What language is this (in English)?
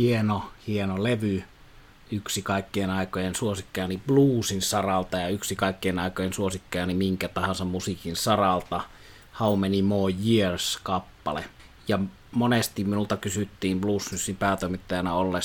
Finnish